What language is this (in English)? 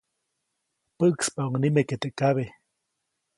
Copainalá Zoque